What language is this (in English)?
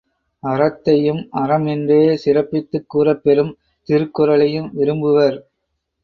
Tamil